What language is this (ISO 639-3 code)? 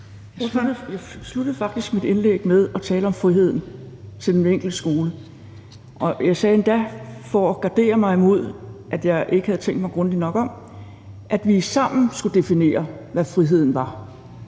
dan